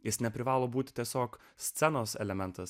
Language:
Lithuanian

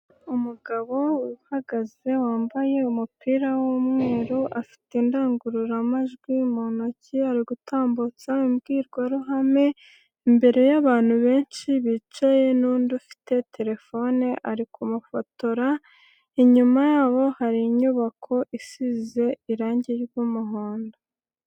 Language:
Kinyarwanda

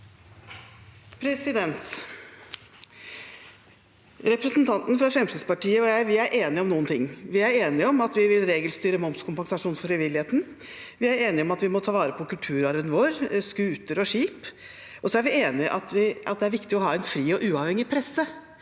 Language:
Norwegian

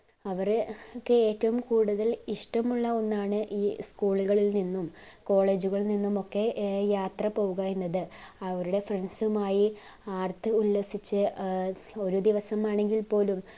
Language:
Malayalam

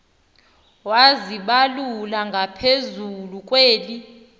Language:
Xhosa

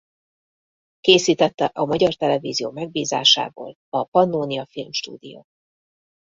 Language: Hungarian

